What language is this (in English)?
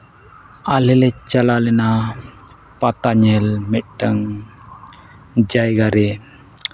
Santali